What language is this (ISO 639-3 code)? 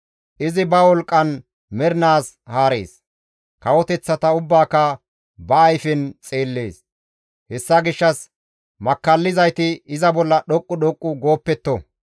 gmv